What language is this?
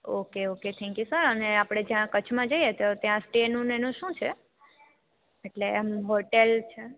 Gujarati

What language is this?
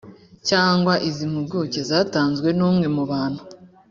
Kinyarwanda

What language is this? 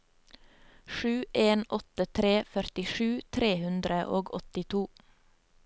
Norwegian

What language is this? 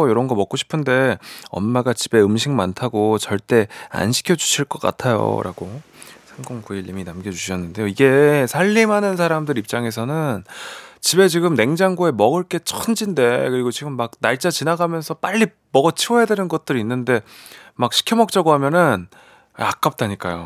Korean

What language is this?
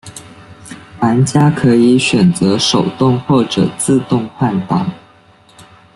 Chinese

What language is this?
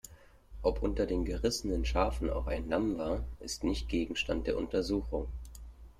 German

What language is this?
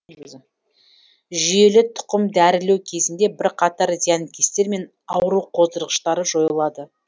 Kazakh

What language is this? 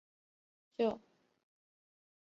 Chinese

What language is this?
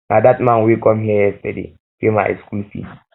Nigerian Pidgin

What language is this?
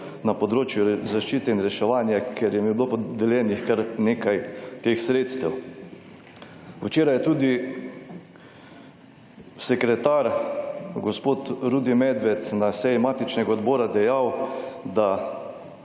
Slovenian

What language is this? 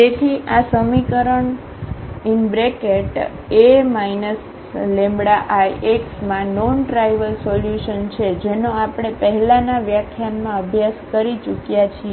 Gujarati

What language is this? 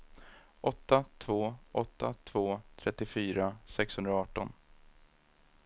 Swedish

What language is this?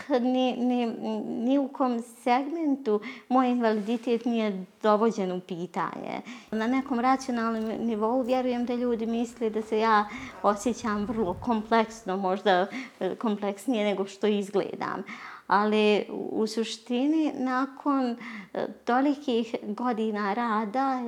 Croatian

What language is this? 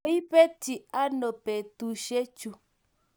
Kalenjin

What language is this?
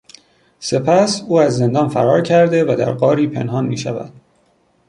Persian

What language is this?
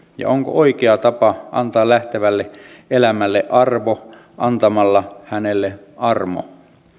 Finnish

